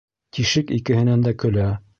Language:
Bashkir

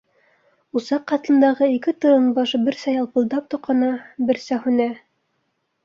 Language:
Bashkir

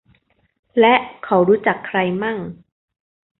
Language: Thai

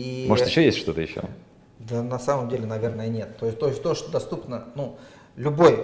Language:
Russian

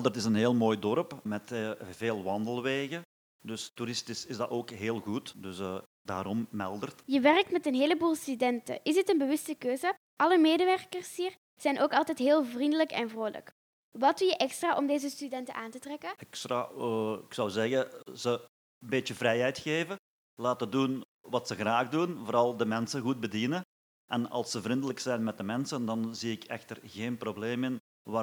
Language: Dutch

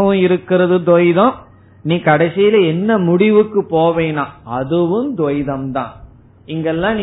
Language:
Tamil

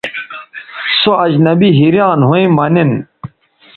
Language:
Bateri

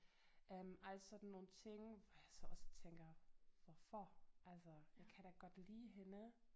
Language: Danish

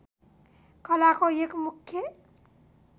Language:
Nepali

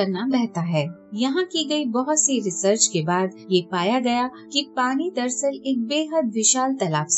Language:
Hindi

